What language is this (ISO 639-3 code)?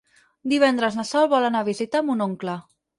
cat